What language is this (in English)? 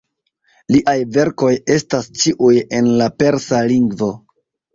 Esperanto